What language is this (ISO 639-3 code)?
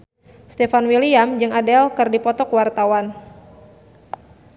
sun